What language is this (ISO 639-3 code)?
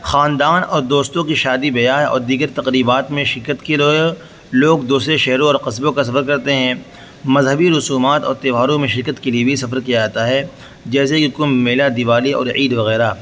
urd